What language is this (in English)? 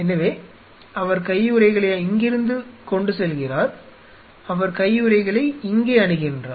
Tamil